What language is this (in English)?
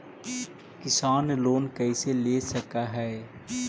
Magahi